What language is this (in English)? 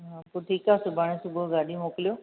Sindhi